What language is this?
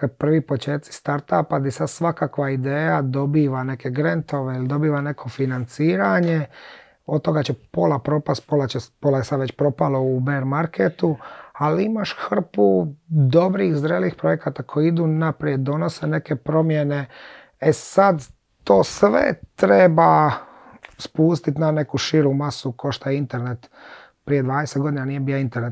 Croatian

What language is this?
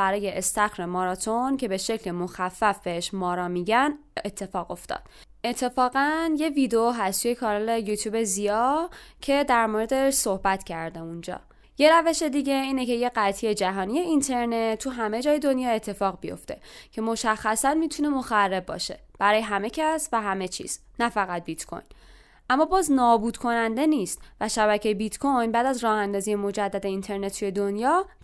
Persian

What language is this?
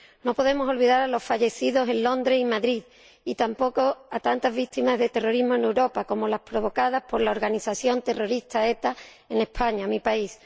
Spanish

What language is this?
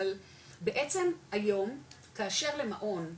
Hebrew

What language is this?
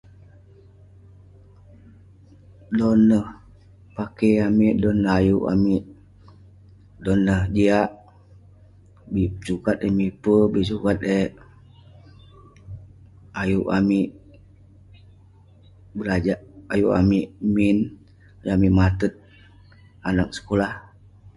Western Penan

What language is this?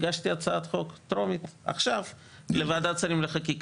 Hebrew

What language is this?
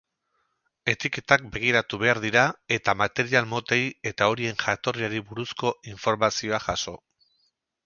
Basque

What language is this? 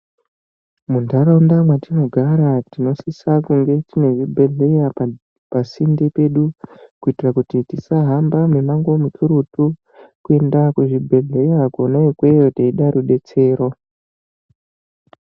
Ndau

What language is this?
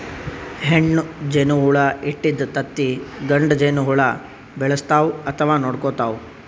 Kannada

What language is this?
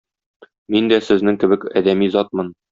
Tatar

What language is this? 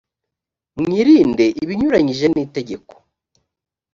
Kinyarwanda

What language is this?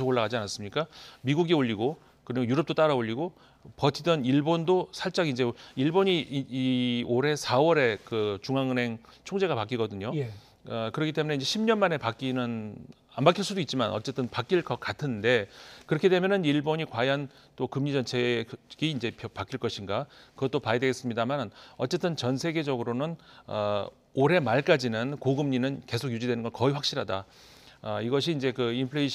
Korean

